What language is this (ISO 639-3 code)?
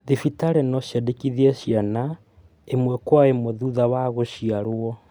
kik